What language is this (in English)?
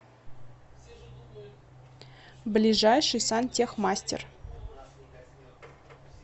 Russian